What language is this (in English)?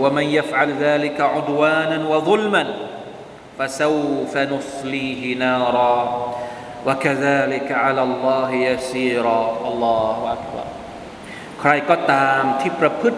Thai